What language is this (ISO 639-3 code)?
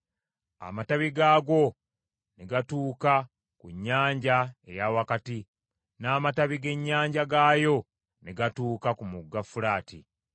lug